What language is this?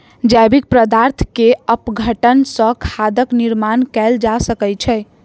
Maithili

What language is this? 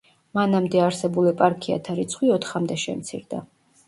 Georgian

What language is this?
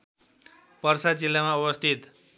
Nepali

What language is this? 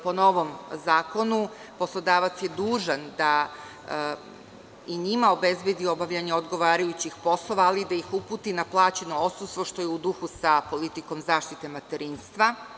Serbian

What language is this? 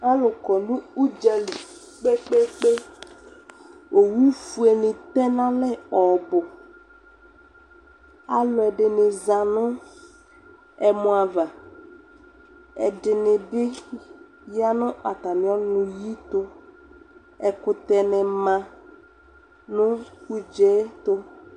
Ikposo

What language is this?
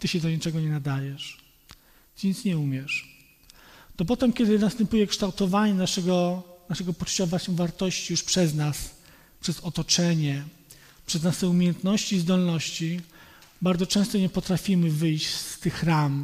Polish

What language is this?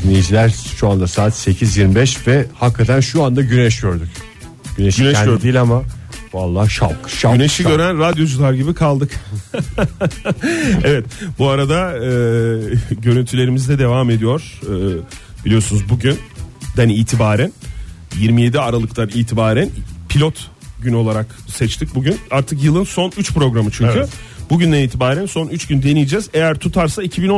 Turkish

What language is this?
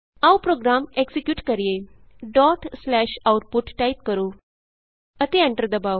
Punjabi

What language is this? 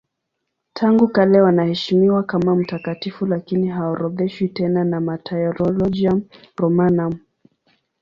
Swahili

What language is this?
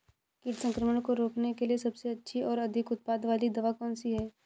Hindi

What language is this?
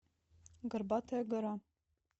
Russian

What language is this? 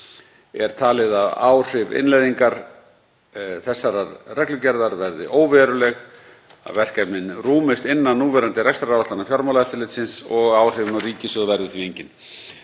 Icelandic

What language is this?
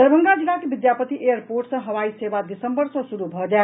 Maithili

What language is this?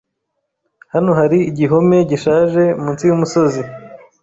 Kinyarwanda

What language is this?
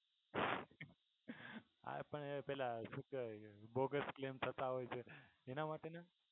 Gujarati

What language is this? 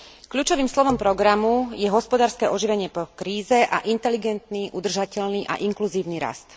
Slovak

